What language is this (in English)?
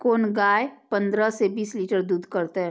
Maithili